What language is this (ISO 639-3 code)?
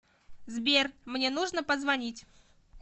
rus